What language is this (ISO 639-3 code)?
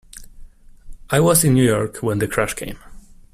eng